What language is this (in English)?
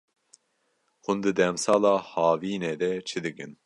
Kurdish